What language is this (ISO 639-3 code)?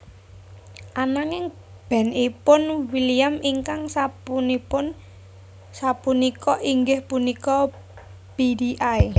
jav